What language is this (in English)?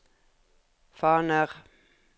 Norwegian